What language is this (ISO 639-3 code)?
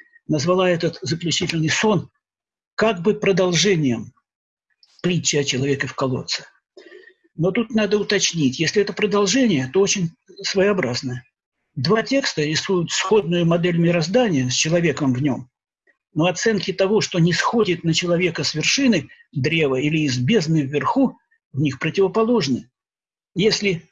rus